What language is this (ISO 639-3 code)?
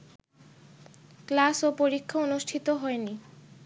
ben